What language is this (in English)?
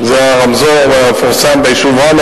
Hebrew